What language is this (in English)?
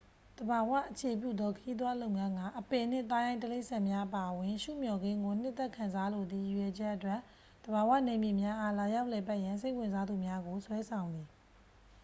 Burmese